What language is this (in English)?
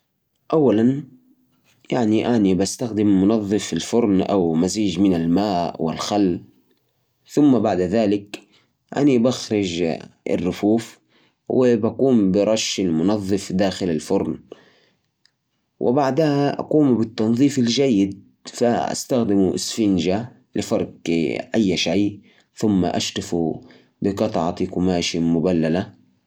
Najdi Arabic